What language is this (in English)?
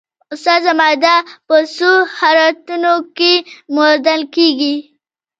Pashto